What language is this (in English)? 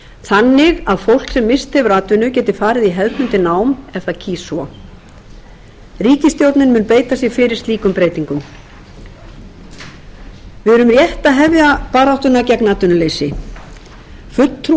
Icelandic